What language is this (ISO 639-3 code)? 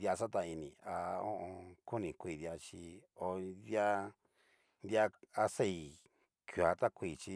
miu